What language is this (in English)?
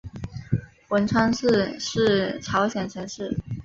Chinese